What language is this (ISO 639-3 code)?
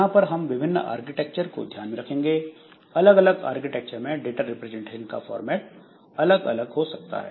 hin